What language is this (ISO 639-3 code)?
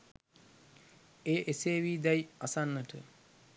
sin